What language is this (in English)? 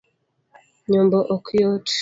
Luo (Kenya and Tanzania)